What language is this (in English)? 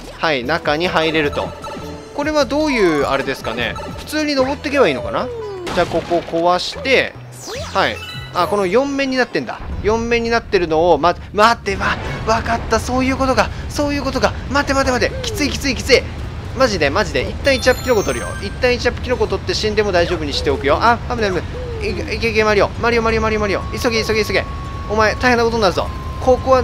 Japanese